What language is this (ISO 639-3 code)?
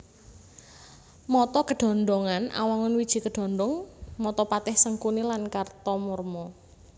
jav